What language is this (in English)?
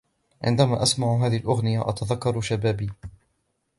Arabic